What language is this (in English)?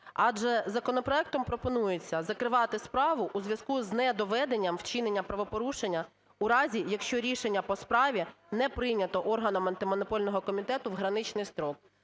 Ukrainian